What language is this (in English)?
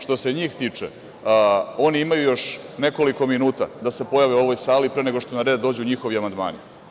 Serbian